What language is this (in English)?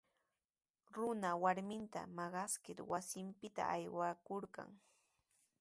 Sihuas Ancash Quechua